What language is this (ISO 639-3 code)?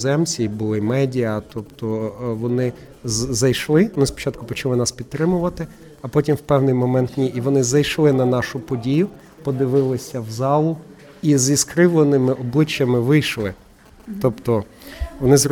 ukr